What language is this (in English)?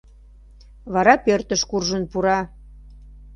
Mari